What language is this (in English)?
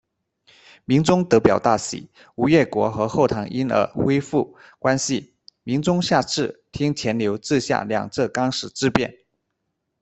Chinese